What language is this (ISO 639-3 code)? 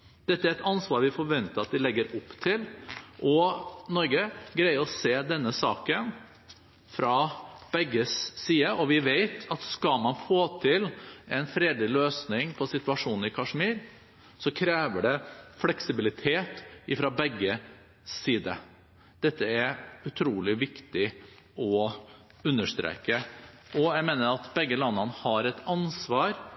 nob